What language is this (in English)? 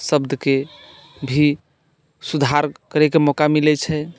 Maithili